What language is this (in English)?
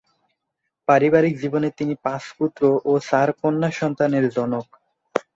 Bangla